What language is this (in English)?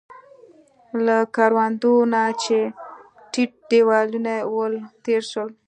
Pashto